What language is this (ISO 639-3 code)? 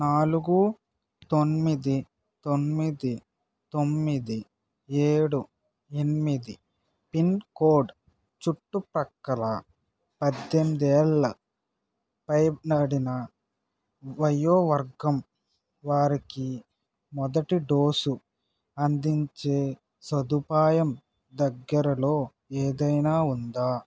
tel